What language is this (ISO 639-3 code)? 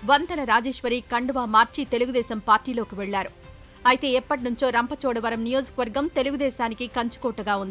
tel